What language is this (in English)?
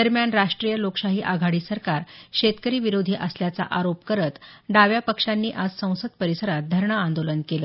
Marathi